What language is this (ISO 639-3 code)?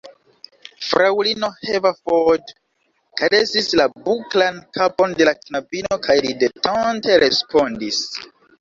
epo